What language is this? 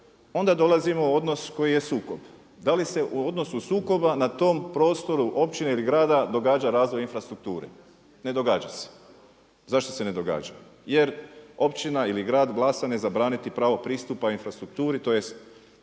Croatian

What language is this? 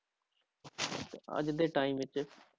Punjabi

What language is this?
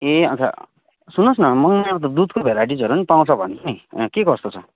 Nepali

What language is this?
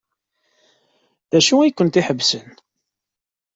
Kabyle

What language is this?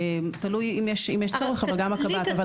Hebrew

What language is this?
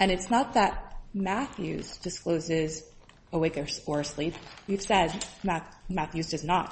English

